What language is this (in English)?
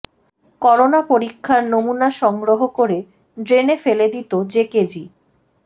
Bangla